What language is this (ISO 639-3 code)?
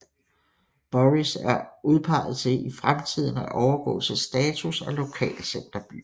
dan